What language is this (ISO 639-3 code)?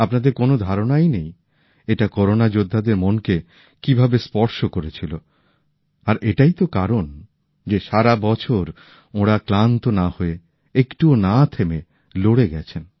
ben